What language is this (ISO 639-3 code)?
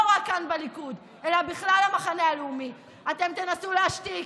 heb